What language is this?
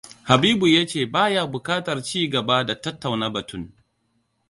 Hausa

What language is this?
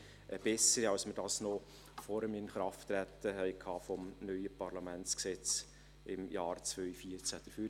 Swiss German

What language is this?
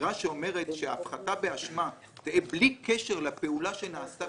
Hebrew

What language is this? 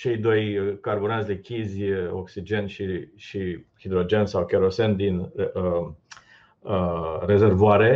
Romanian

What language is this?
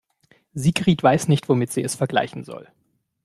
German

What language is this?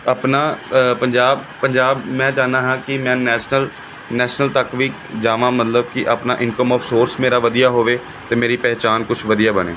Punjabi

